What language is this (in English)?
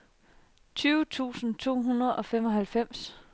Danish